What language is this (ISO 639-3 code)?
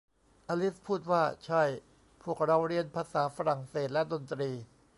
tha